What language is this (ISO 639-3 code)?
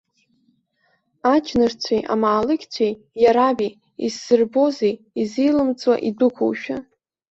abk